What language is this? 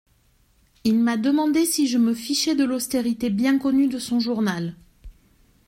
French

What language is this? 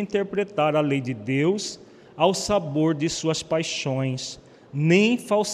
Portuguese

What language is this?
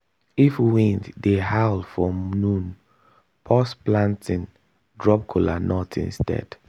Nigerian Pidgin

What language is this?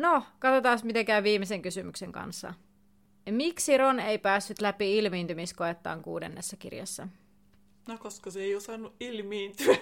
Finnish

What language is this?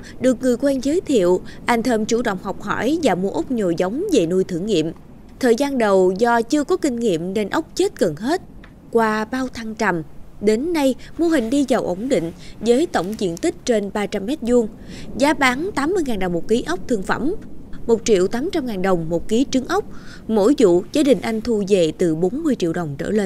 Vietnamese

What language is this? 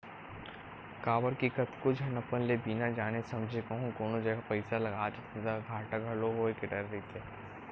Chhattisgarhi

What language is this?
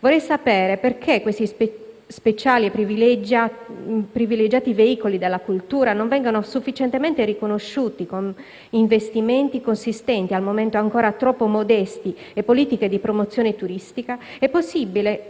Italian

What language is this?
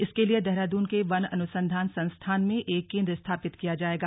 Hindi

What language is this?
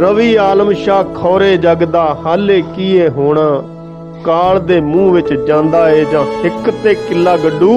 Hindi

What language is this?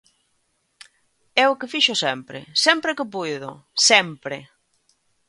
Galician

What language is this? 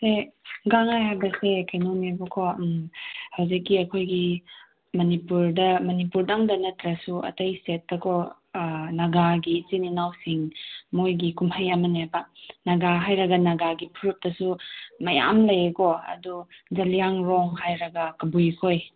Manipuri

